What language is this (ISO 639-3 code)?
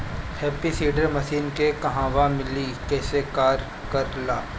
bho